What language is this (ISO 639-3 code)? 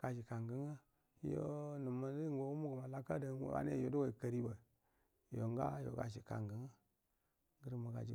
bdm